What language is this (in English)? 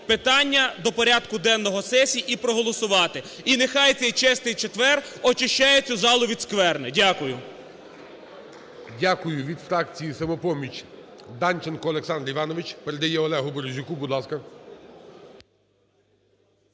Ukrainian